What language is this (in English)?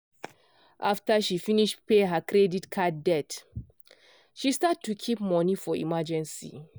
Nigerian Pidgin